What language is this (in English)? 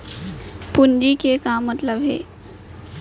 Chhattisgarhi